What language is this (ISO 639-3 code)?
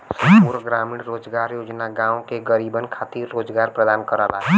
bho